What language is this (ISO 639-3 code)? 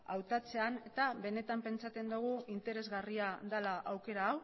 eus